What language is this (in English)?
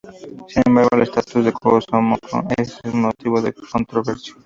Spanish